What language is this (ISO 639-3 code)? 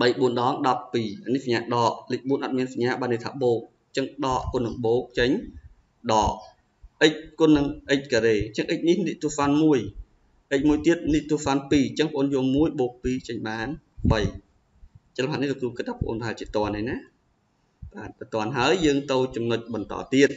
vie